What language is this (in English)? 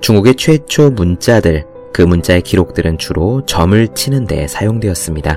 Korean